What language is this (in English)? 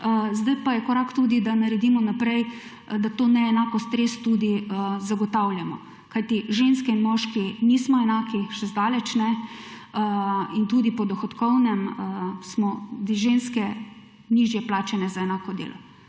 Slovenian